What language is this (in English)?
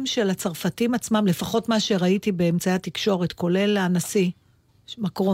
Hebrew